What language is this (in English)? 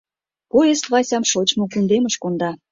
Mari